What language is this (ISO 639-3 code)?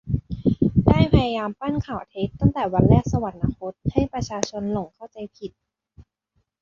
tha